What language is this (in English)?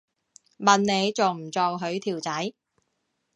Cantonese